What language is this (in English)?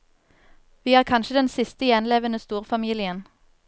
Norwegian